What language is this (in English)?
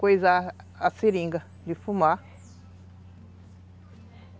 Portuguese